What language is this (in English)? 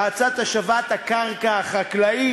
Hebrew